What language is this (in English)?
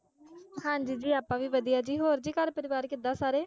Punjabi